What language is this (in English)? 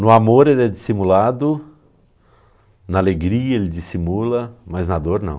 Portuguese